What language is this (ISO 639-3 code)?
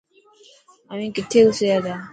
mki